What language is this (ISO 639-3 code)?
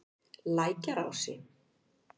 isl